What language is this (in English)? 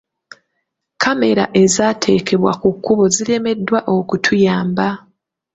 Ganda